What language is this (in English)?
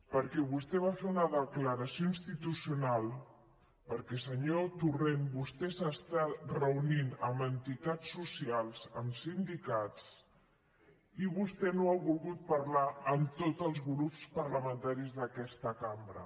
Catalan